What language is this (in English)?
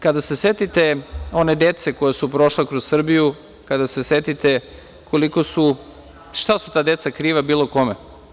Serbian